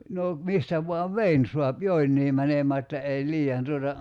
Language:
Finnish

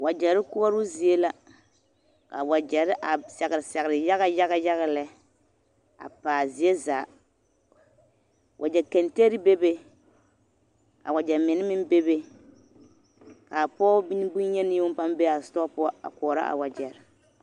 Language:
Southern Dagaare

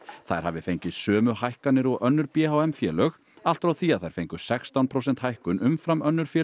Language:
Icelandic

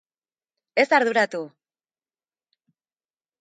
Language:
Basque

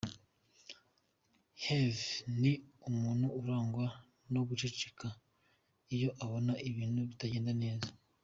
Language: Kinyarwanda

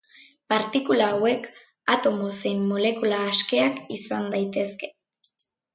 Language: Basque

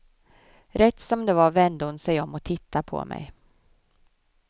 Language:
Swedish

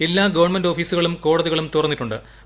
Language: Malayalam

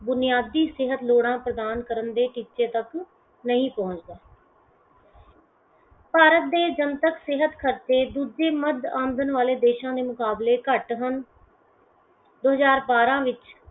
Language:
Punjabi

